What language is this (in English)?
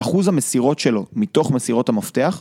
Hebrew